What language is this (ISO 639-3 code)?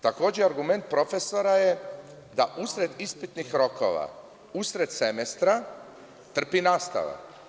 srp